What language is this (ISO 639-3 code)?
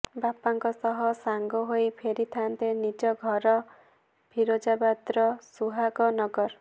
ori